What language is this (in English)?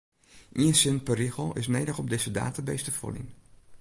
Western Frisian